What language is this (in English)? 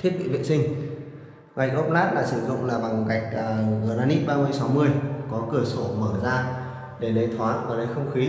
Vietnamese